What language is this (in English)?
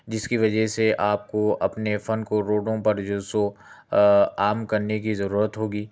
Urdu